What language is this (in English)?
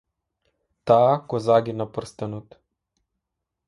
Macedonian